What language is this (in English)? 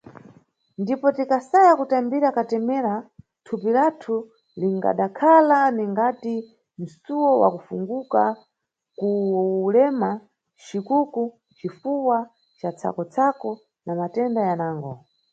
Nyungwe